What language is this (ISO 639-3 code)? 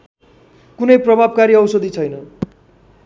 nep